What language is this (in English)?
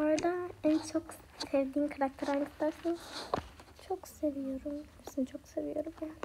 Turkish